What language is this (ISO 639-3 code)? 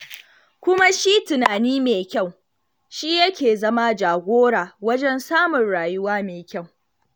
hau